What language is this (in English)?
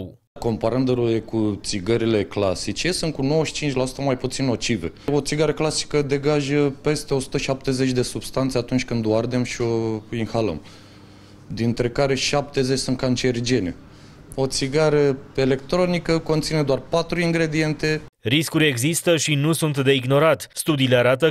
Romanian